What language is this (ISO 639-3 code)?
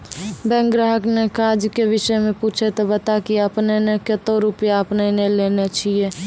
mai